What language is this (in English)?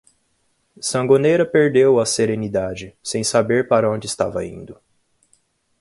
Portuguese